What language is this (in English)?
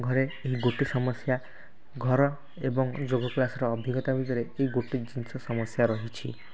Odia